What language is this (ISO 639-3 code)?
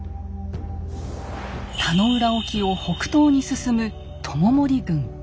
jpn